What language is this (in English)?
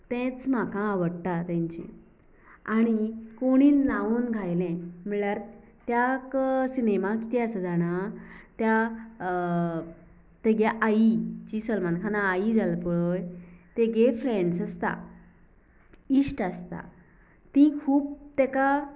Konkani